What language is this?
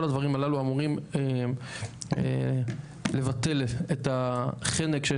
Hebrew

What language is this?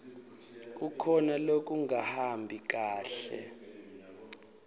Swati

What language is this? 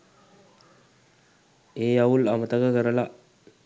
Sinhala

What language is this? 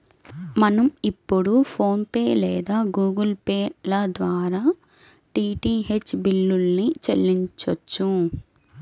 Telugu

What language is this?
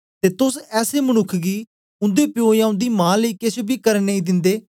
Dogri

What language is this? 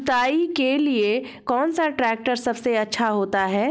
Hindi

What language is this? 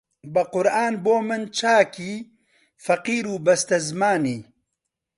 Central Kurdish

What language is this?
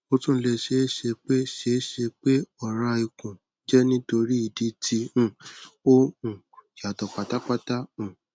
Yoruba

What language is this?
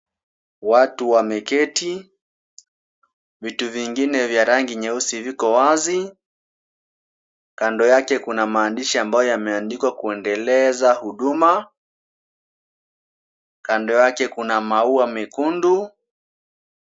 Swahili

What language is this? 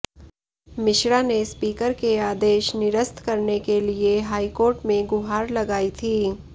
Hindi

